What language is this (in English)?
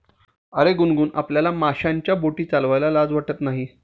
Marathi